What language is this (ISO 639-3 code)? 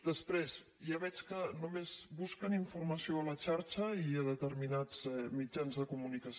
cat